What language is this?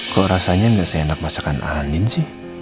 Indonesian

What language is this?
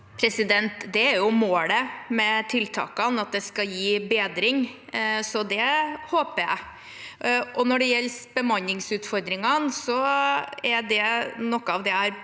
Norwegian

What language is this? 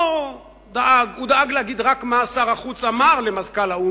Hebrew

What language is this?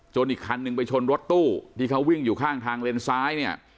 Thai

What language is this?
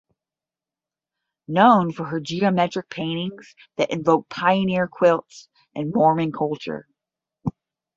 English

